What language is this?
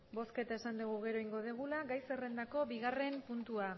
Basque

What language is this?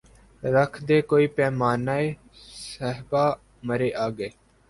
Urdu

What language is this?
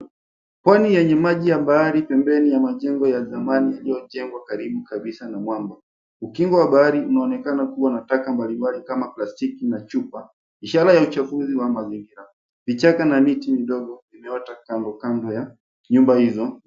Swahili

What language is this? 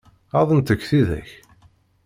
Kabyle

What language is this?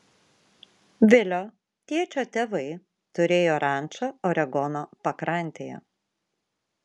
Lithuanian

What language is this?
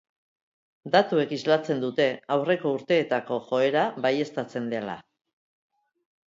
Basque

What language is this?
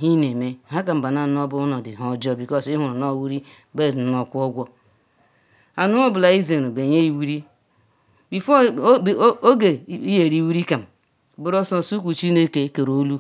Ikwere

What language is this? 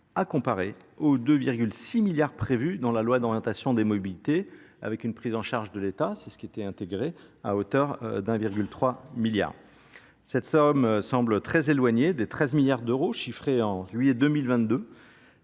French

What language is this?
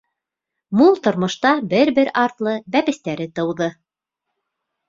Bashkir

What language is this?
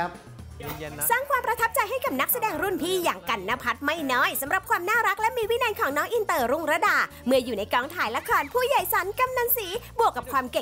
Thai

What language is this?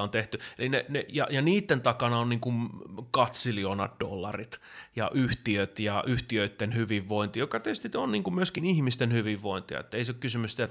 Finnish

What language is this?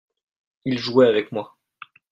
French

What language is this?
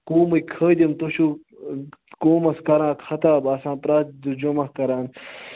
Kashmiri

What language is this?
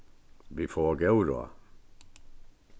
Faroese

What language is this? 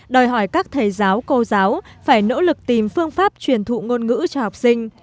Vietnamese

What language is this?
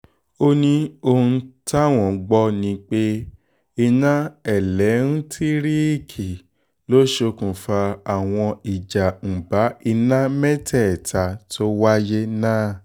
Yoruba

